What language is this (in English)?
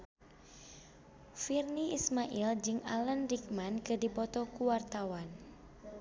Sundanese